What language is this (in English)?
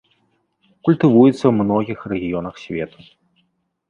Belarusian